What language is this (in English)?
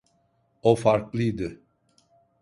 Turkish